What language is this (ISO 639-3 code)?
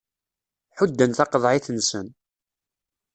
kab